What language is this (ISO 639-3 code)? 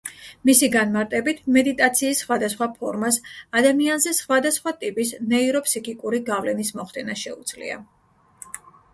kat